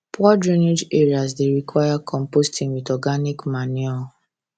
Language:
Nigerian Pidgin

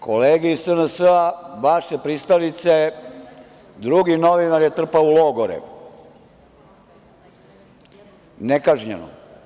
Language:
Serbian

